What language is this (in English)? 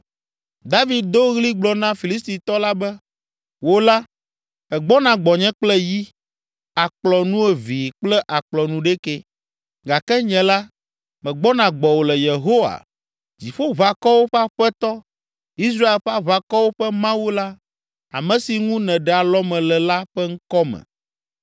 Ewe